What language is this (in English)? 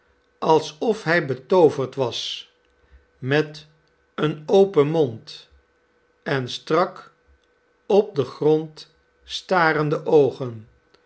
Dutch